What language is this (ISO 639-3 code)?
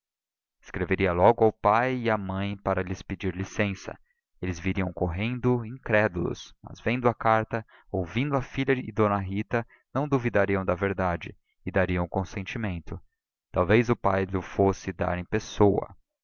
por